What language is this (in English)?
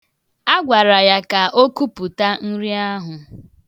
Igbo